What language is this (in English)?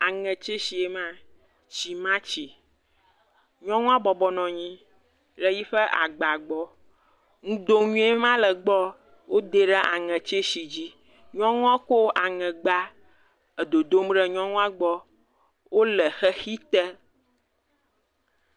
Ewe